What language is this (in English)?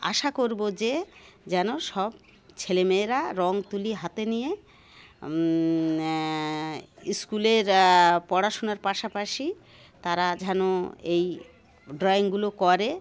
Bangla